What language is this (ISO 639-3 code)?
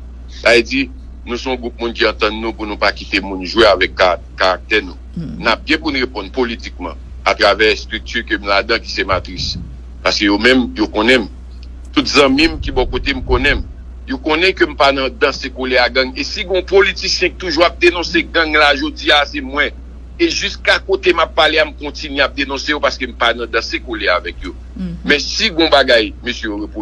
fra